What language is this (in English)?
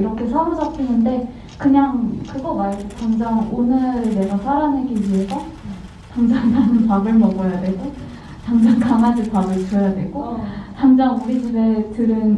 Korean